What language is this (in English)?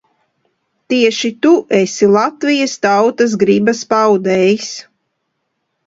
Latvian